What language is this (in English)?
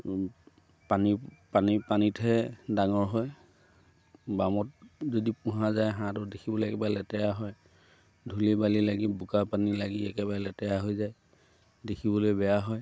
Assamese